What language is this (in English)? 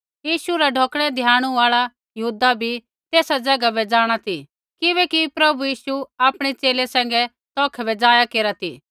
Kullu Pahari